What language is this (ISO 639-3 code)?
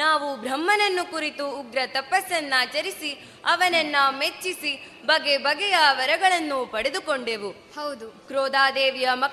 kan